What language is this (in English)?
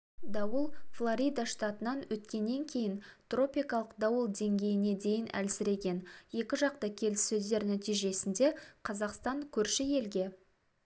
Kazakh